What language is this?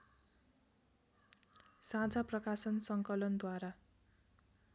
Nepali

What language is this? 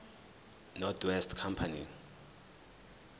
Zulu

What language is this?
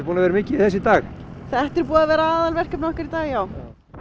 Icelandic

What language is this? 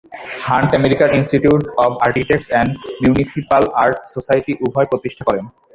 Bangla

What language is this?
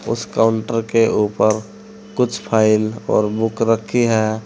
Hindi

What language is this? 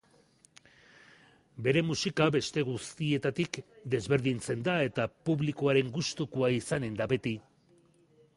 Basque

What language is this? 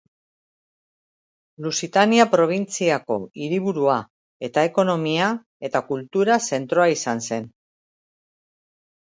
Basque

